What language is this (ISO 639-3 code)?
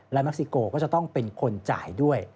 tha